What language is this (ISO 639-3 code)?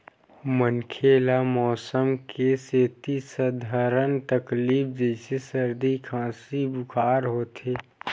hne